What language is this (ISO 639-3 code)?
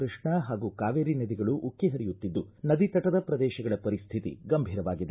kan